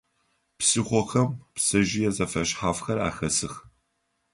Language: Adyghe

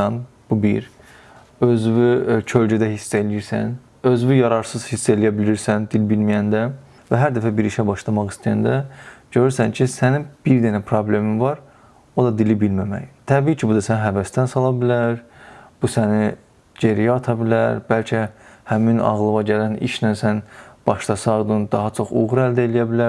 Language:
Turkish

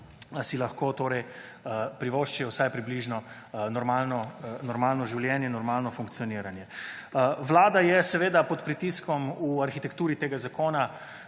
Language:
Slovenian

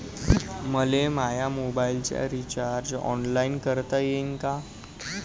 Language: Marathi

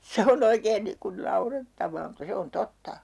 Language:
Finnish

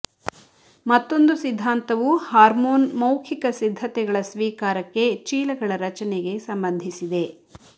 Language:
Kannada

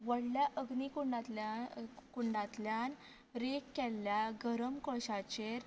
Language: Konkani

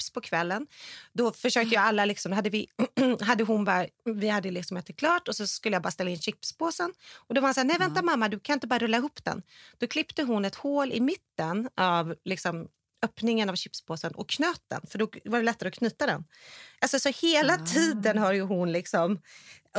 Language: Swedish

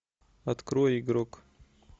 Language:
Russian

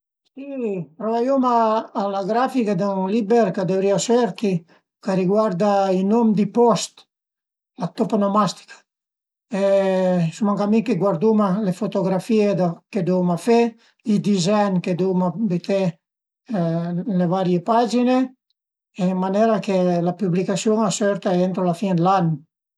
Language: Piedmontese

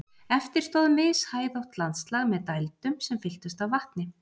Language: Icelandic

